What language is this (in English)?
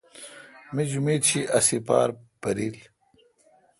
Kalkoti